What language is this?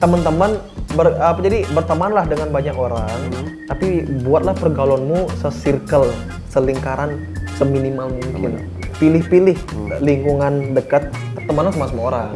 Indonesian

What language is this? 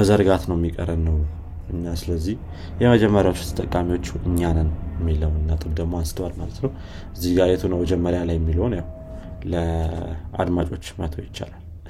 Amharic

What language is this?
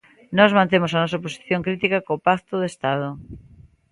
Galician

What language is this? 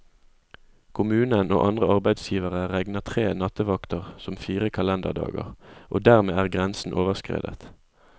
Norwegian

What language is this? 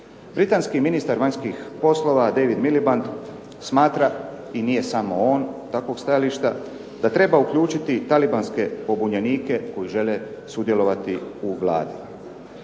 Croatian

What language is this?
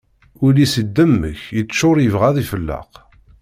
Kabyle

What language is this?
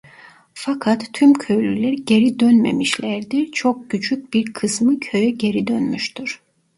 Turkish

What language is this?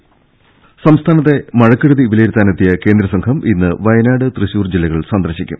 Malayalam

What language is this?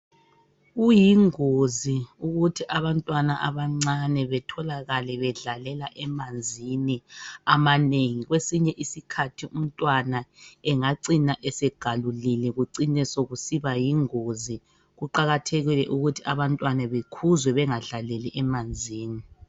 North Ndebele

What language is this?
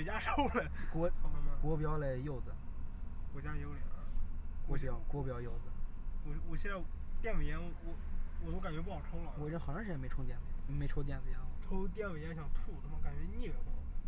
Chinese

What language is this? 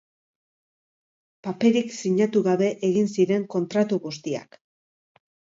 Basque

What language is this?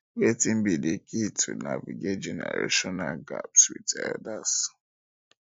Nigerian Pidgin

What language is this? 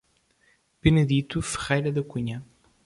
Portuguese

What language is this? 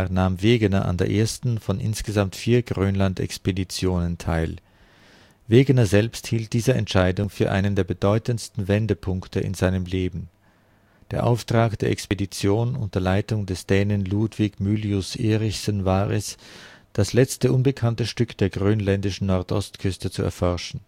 German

